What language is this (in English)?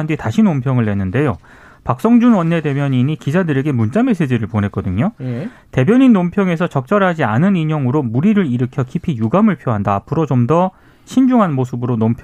Korean